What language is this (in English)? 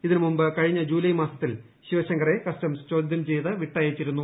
Malayalam